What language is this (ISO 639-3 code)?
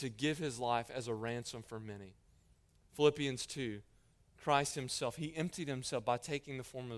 eng